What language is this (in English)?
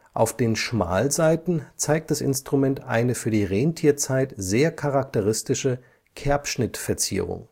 German